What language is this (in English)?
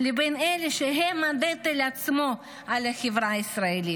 Hebrew